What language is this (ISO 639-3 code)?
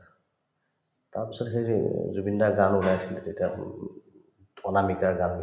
asm